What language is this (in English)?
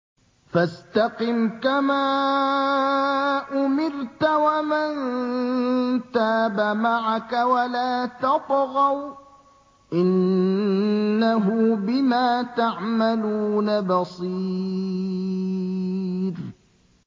Arabic